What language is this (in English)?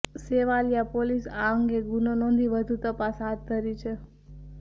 Gujarati